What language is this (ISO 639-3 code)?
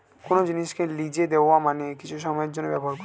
ben